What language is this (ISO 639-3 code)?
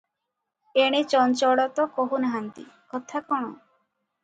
ori